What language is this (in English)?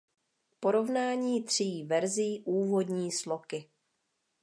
Czech